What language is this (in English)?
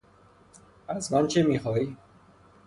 Persian